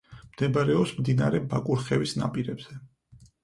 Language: Georgian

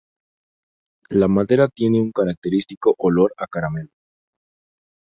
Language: Spanish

